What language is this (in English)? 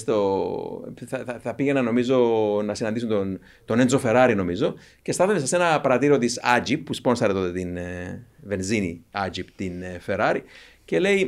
Greek